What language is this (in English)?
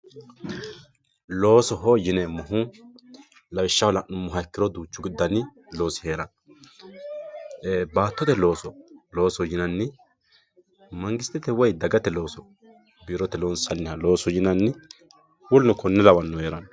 Sidamo